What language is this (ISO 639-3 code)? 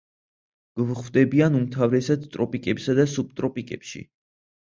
kat